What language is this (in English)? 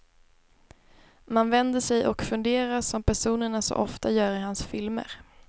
Swedish